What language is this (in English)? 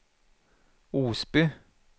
Swedish